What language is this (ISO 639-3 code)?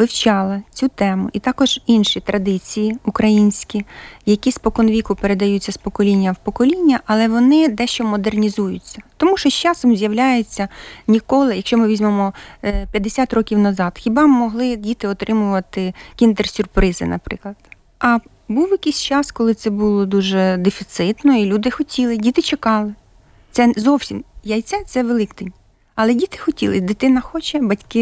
ukr